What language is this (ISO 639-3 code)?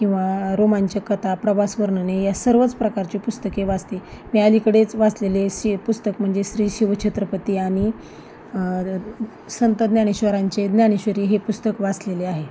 mar